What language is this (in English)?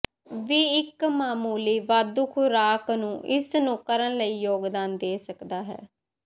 Punjabi